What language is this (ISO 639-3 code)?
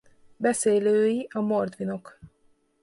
hun